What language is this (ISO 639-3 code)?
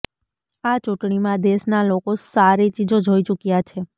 guj